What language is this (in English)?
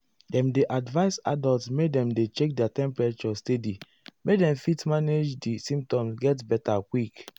Nigerian Pidgin